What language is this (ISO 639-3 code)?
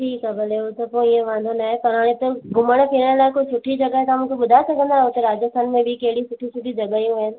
snd